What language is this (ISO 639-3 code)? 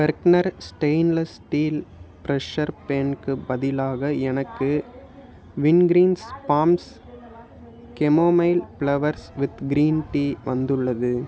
tam